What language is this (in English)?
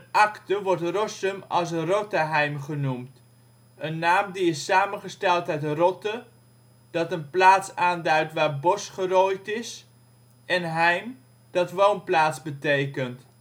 Dutch